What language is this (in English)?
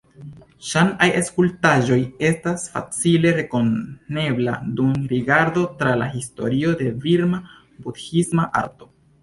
Esperanto